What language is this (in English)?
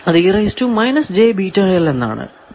Malayalam